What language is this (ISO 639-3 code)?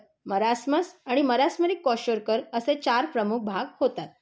mar